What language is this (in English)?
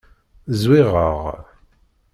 Kabyle